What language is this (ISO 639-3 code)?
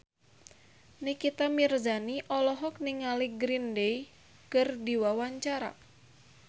sun